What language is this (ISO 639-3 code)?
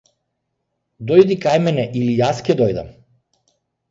mkd